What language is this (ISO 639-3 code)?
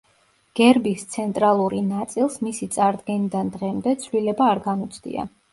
kat